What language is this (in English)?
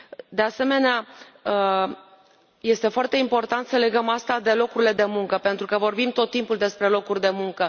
Romanian